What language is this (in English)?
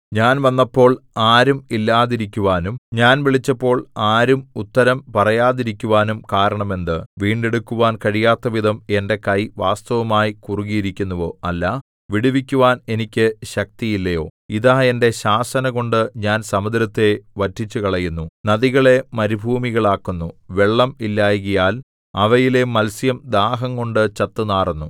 Malayalam